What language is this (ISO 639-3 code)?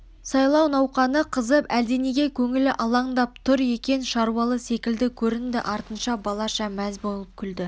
kaz